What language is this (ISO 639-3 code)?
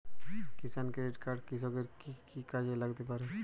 ben